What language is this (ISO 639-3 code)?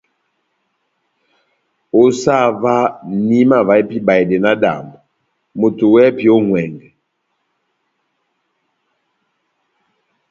bnm